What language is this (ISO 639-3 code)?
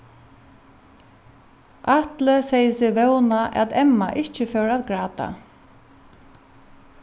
fao